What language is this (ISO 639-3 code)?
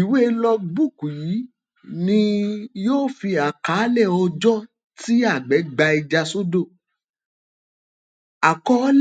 yor